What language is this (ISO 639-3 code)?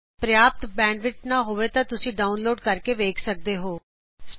pan